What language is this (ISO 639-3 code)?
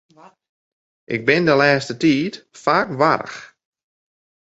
fry